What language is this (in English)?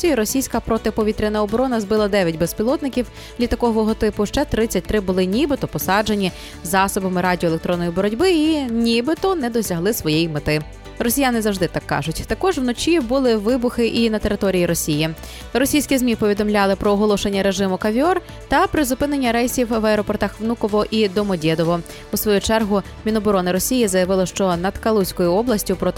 Ukrainian